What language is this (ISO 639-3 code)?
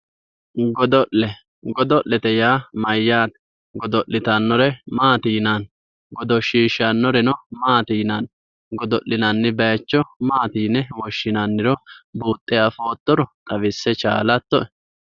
sid